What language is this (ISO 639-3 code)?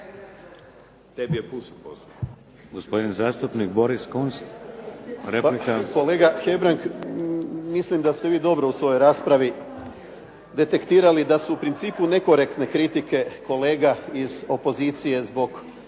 hrv